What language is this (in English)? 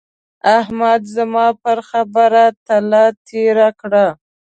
Pashto